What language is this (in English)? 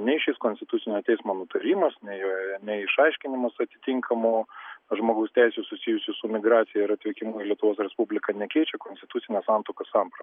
Lithuanian